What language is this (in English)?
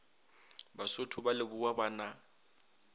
Northern Sotho